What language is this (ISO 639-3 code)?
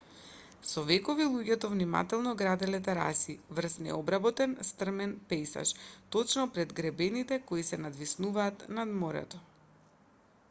mkd